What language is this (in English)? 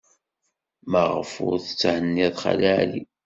Kabyle